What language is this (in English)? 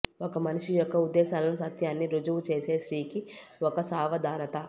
Telugu